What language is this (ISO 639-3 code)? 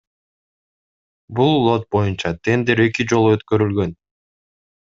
kir